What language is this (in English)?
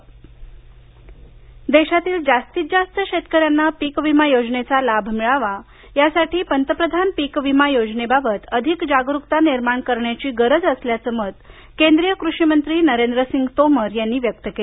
Marathi